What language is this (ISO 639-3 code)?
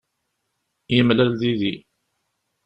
kab